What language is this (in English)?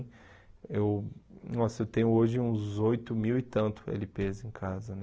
Portuguese